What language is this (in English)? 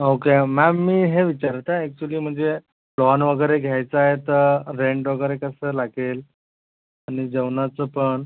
Marathi